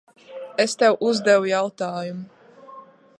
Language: Latvian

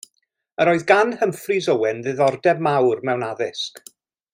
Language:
Welsh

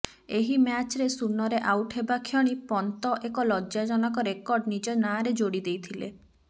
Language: Odia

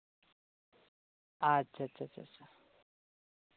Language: Santali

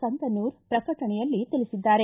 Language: Kannada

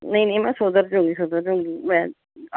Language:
Punjabi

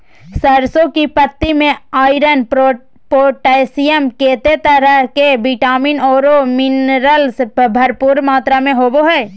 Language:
Magahi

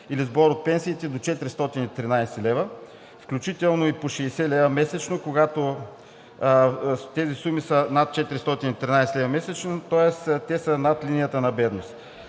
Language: Bulgarian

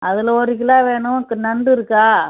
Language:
Tamil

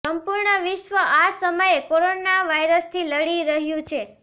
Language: Gujarati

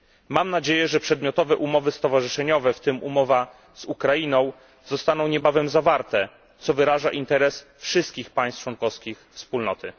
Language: Polish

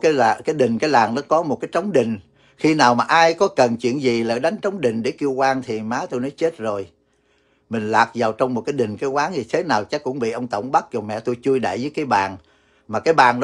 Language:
Vietnamese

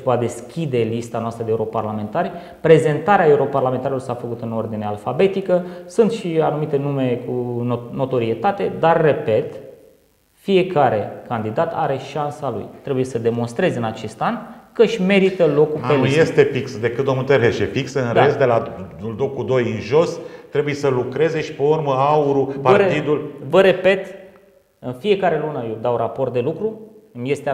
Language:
Romanian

